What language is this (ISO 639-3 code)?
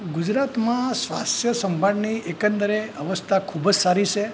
guj